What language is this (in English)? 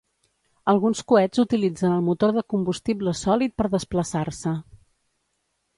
Catalan